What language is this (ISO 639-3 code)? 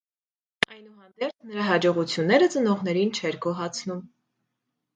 hye